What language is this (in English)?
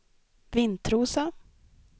Swedish